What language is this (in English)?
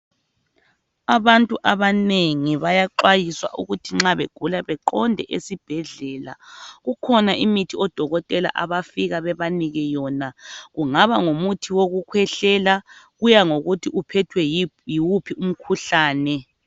North Ndebele